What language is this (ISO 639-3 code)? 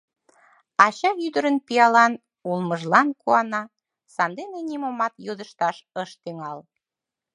chm